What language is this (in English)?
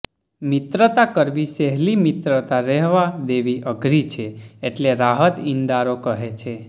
Gujarati